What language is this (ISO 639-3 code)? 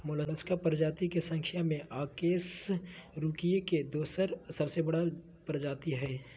mag